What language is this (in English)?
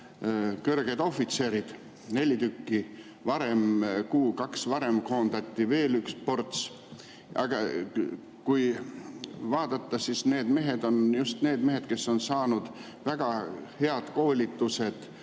Estonian